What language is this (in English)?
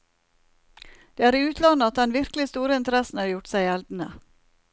Norwegian